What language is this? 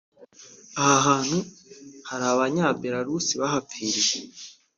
Kinyarwanda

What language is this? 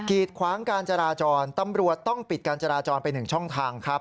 Thai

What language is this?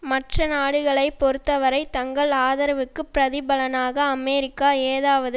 Tamil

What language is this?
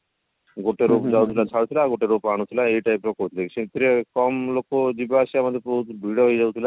Odia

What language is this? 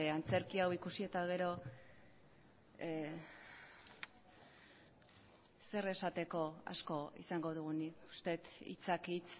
Basque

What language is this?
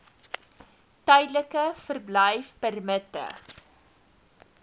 Afrikaans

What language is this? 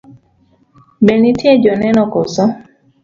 Luo (Kenya and Tanzania)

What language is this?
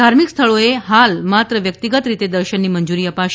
Gujarati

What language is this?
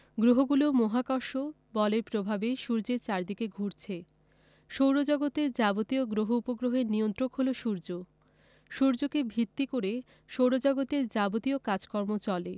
Bangla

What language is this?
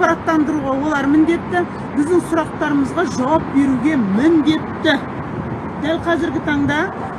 Kazakh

